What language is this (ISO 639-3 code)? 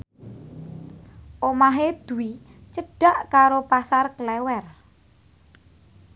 jav